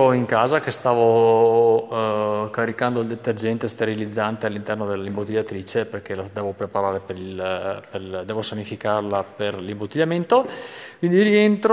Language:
Italian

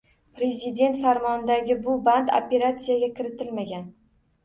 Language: Uzbek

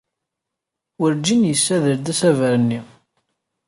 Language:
Kabyle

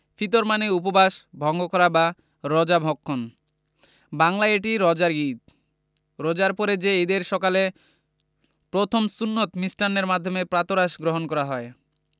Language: Bangla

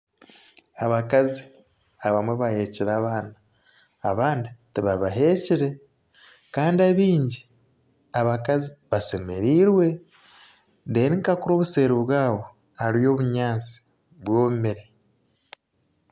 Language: Nyankole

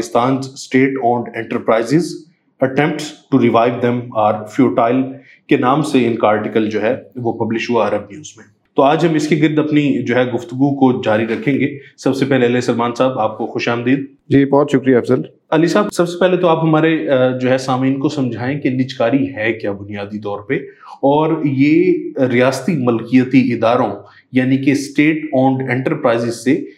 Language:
Urdu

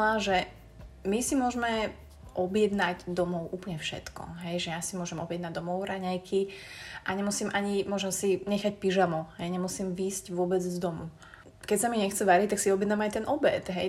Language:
Slovak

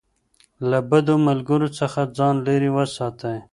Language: Pashto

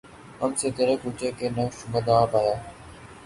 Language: Urdu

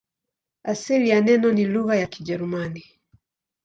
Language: Swahili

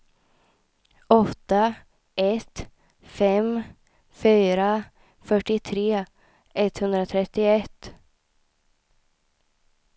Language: Swedish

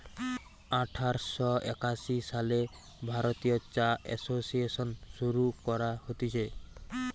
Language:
Bangla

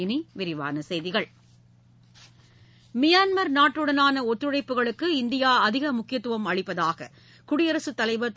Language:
Tamil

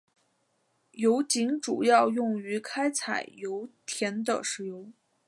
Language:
Chinese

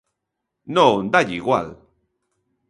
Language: Galician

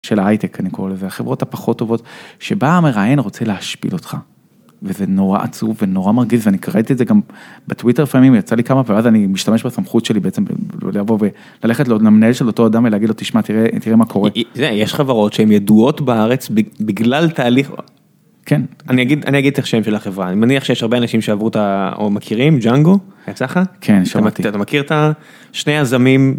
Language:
Hebrew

